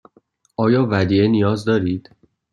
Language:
Persian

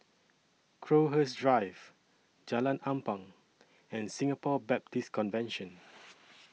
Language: English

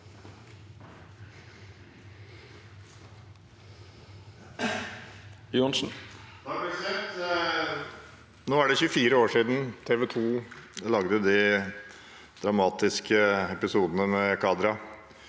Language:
Norwegian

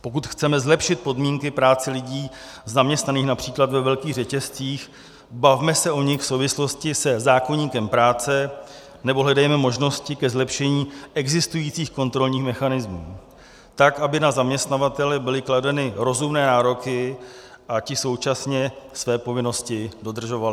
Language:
Czech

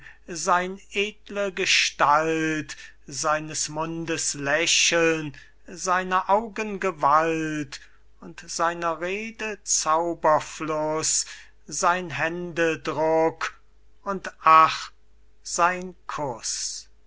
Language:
German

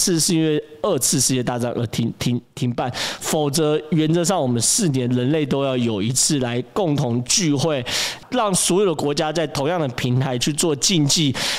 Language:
Chinese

